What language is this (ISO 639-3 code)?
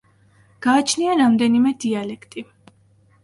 kat